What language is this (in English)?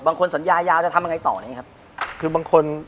Thai